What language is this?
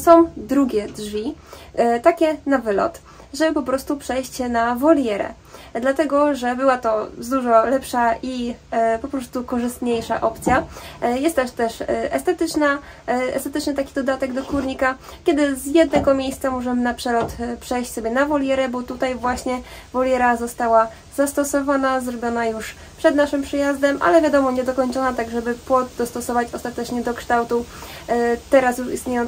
Polish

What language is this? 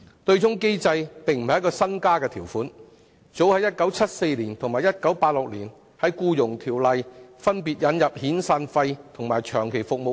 Cantonese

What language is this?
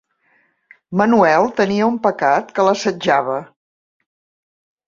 Catalan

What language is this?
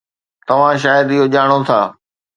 Sindhi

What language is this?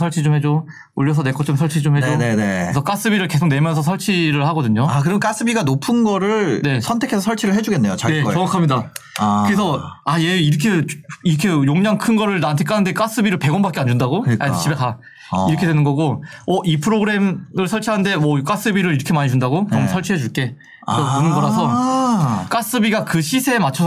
Korean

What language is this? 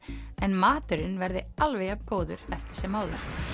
Icelandic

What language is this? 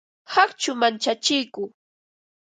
Ambo-Pasco Quechua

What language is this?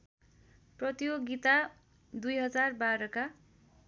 Nepali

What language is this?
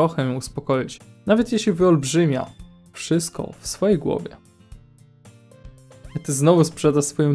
Polish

